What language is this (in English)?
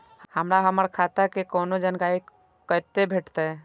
Maithili